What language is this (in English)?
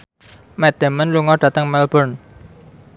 Javanese